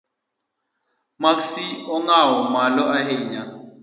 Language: Luo (Kenya and Tanzania)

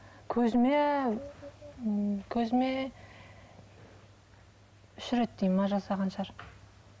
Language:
Kazakh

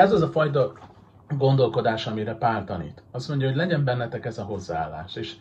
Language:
Hungarian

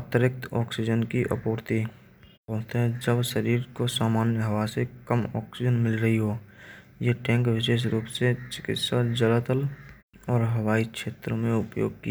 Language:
Braj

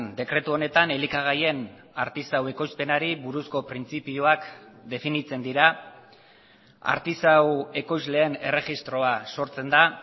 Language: Basque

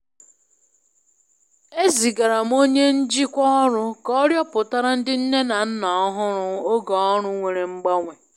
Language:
Igbo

